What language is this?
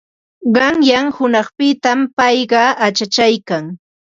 Ambo-Pasco Quechua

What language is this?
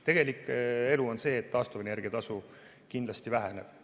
Estonian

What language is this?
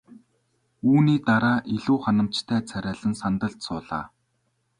Mongolian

